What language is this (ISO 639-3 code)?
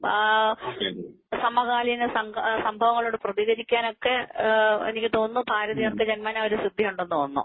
mal